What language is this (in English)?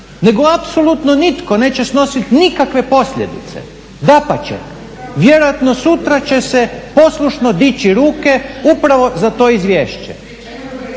Croatian